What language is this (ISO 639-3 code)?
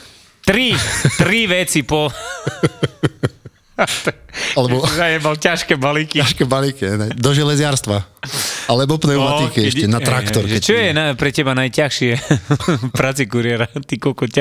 slk